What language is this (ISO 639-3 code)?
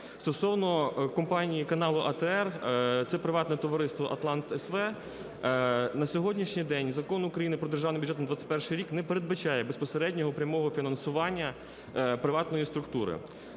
ukr